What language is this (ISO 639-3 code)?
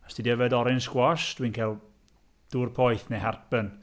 cym